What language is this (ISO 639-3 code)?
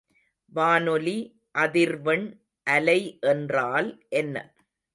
tam